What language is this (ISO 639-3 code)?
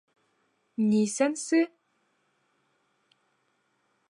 bak